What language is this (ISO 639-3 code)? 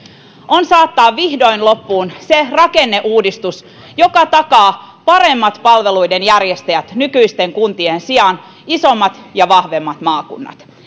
fin